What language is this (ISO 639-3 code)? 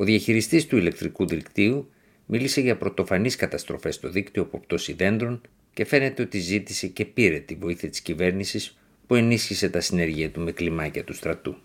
ell